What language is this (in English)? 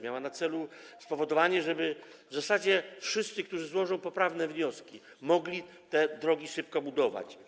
Polish